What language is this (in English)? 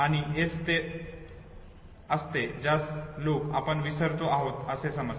Marathi